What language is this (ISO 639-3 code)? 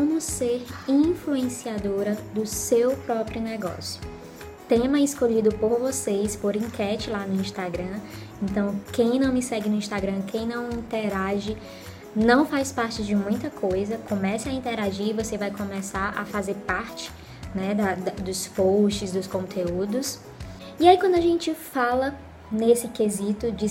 por